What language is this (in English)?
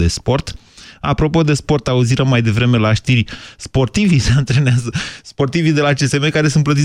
Romanian